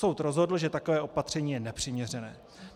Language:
Czech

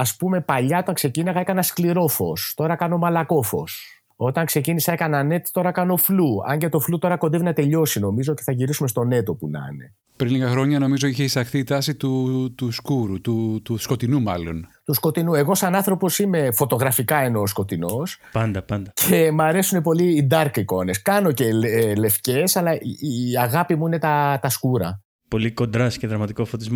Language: Greek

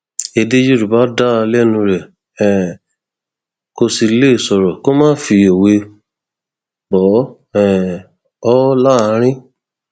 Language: Yoruba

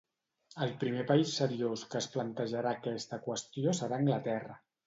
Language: Catalan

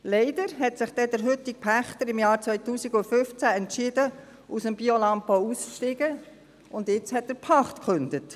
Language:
Swiss German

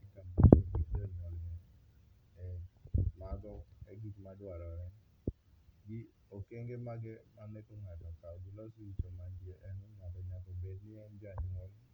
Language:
Luo (Kenya and Tanzania)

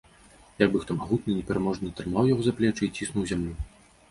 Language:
Belarusian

